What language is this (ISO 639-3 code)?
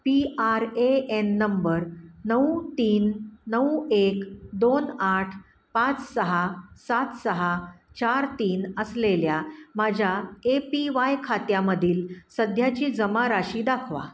mar